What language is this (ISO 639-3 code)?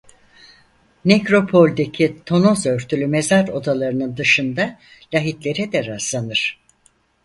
tur